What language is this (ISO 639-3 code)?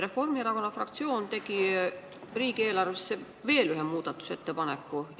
est